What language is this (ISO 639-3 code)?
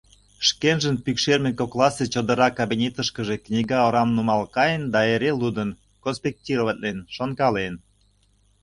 chm